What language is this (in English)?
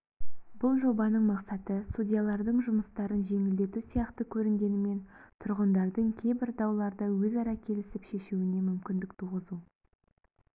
Kazakh